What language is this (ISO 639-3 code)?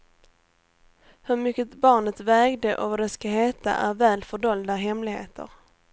swe